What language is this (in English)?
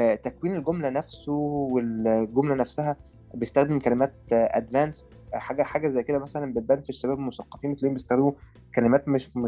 Arabic